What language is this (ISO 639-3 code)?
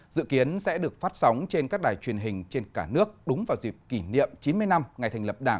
vie